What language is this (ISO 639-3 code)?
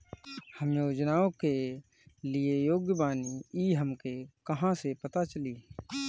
bho